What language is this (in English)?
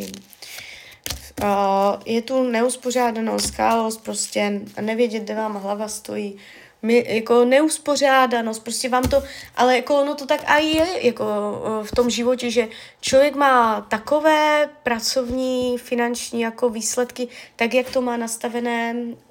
Czech